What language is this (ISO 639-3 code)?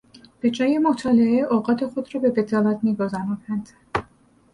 fas